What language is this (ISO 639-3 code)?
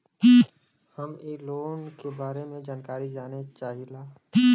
bho